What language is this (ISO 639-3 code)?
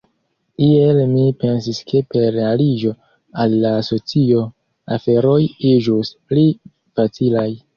epo